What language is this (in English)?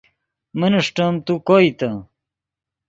Yidgha